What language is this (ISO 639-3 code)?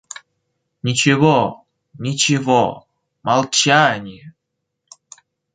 rus